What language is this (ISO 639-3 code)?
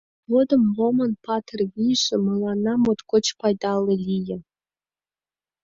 chm